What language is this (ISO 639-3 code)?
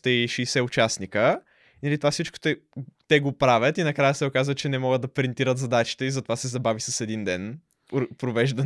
bul